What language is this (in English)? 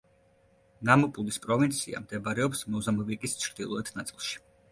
Georgian